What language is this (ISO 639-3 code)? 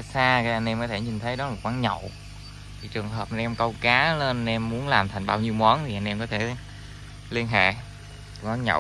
vie